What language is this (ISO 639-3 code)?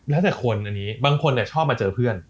tha